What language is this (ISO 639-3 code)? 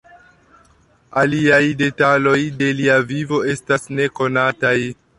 epo